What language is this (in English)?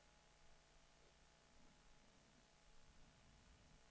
Swedish